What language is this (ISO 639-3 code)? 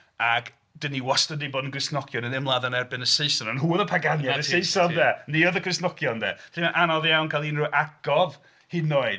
cym